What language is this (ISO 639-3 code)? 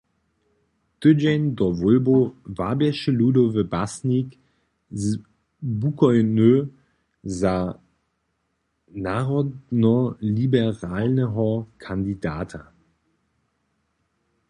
hsb